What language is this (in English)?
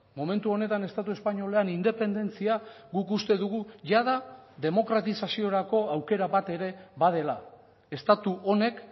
Basque